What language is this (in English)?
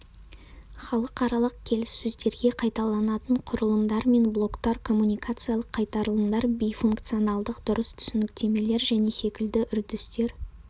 Kazakh